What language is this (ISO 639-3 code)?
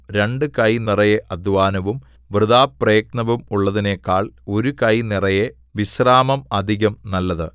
mal